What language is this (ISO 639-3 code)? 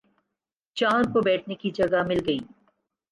urd